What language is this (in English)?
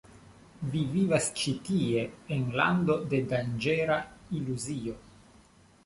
Esperanto